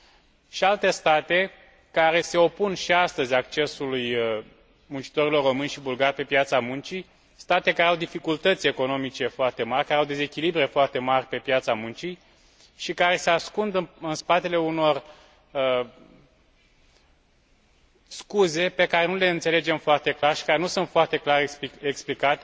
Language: Romanian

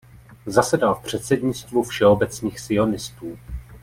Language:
Czech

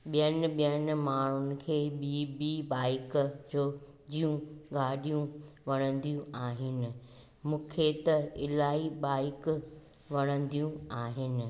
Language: Sindhi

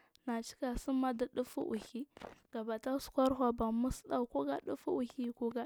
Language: Marghi South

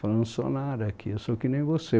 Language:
Portuguese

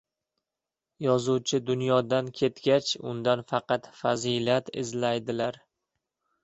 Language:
Uzbek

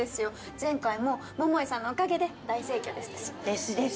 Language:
Japanese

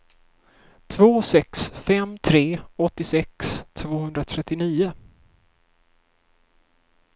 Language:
Swedish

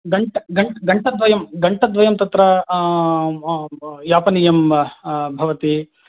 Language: Sanskrit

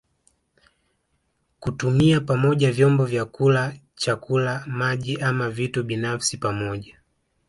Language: Swahili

